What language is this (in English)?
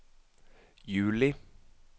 Norwegian